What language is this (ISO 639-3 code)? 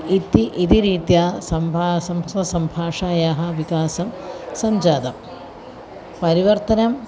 san